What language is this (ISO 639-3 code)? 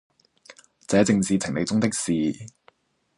yue